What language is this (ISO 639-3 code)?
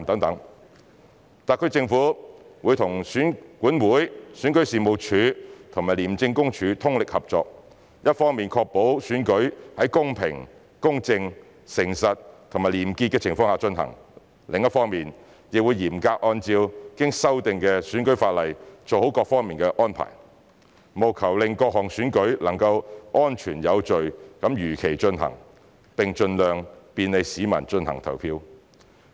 yue